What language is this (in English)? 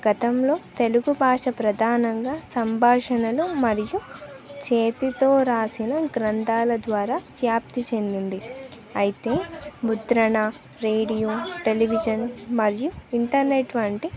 Telugu